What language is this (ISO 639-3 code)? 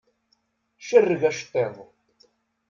kab